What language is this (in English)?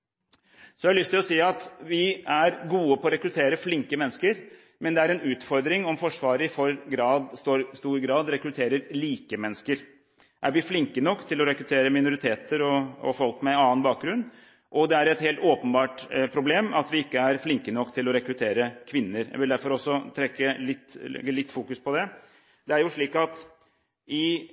Norwegian Bokmål